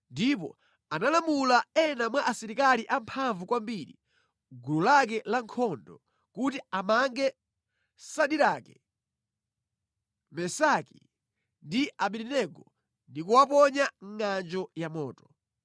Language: Nyanja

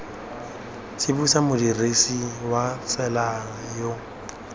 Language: Tswana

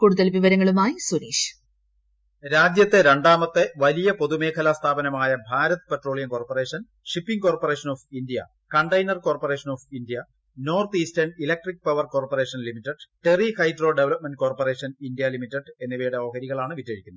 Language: Malayalam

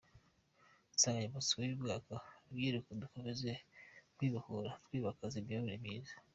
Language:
Kinyarwanda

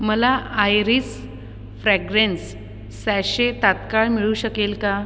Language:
Marathi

